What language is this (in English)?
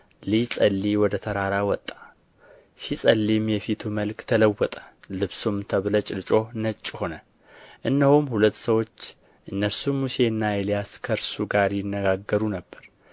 Amharic